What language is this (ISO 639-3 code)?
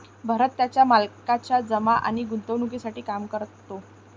mar